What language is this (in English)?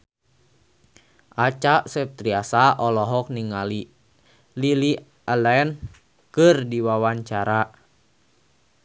Sundanese